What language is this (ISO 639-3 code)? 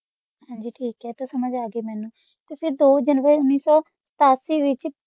pan